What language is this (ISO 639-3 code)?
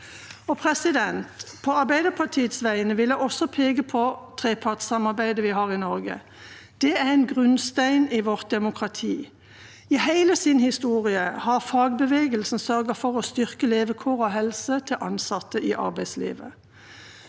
nor